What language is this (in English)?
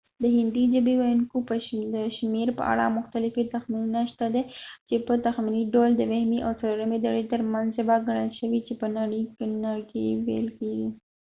Pashto